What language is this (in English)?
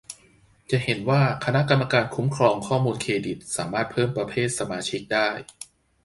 Thai